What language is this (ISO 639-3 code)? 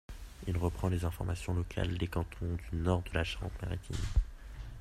fra